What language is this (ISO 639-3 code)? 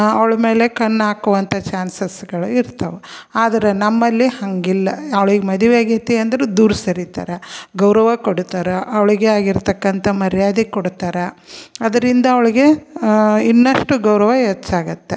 kan